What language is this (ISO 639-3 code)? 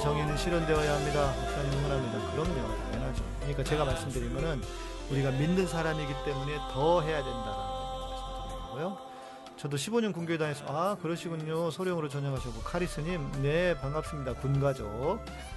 kor